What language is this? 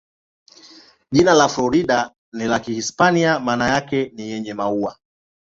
Swahili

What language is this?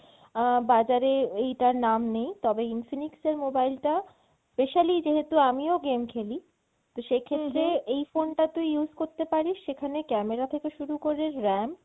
Bangla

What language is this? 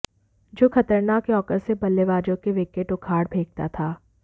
Hindi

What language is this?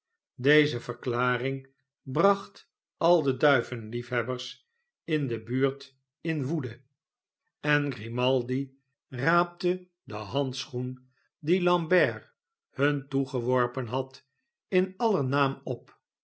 Dutch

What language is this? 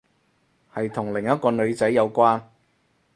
Cantonese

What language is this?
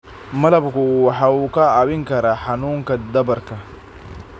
Somali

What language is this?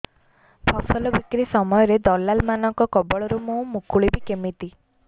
Odia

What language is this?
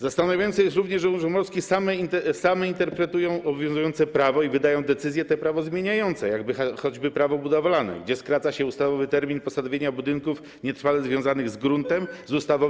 Polish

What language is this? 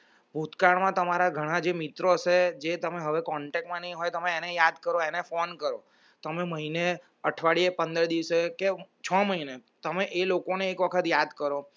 Gujarati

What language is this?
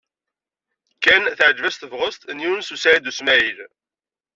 Kabyle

